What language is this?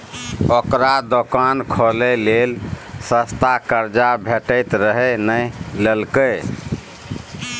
Maithili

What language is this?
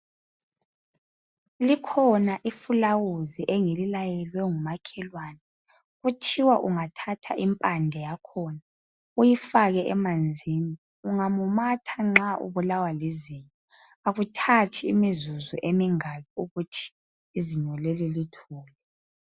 North Ndebele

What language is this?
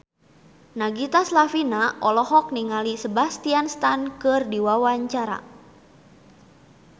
Sundanese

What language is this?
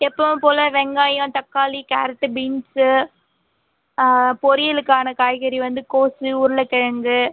Tamil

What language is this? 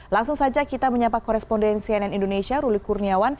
Indonesian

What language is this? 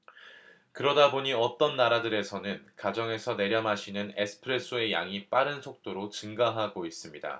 Korean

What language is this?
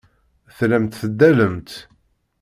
Kabyle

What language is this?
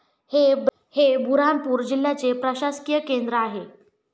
Marathi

